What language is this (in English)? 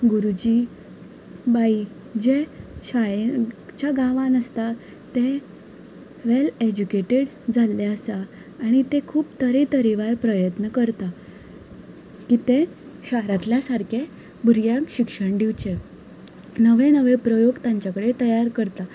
Konkani